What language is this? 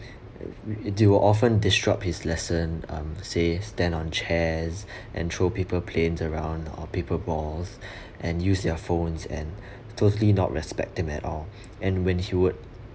English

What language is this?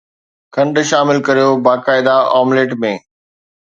Sindhi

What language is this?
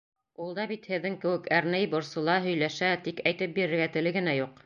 Bashkir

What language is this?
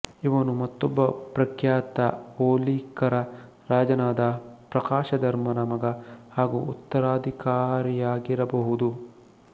Kannada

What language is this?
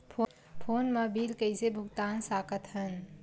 Chhattisgarhi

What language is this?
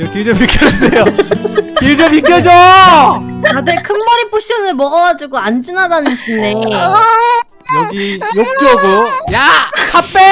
Korean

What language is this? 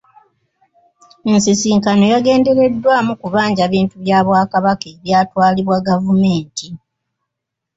Ganda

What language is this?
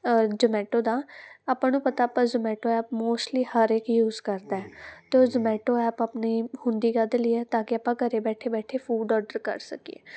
Punjabi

